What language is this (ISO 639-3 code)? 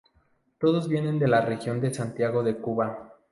spa